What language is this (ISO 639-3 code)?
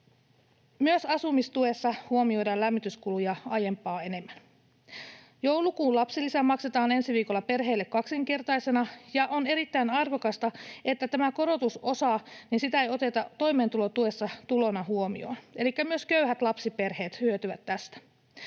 fin